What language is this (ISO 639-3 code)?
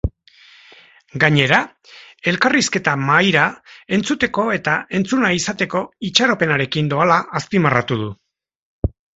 eus